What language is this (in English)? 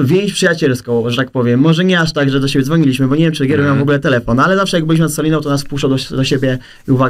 Polish